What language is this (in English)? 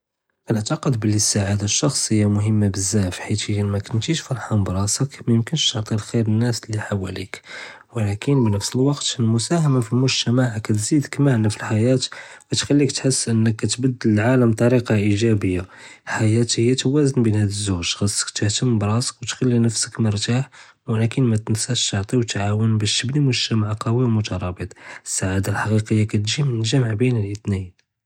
Judeo-Arabic